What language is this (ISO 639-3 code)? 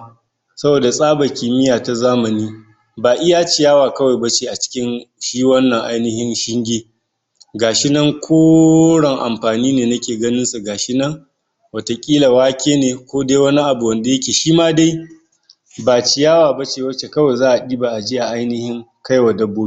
hau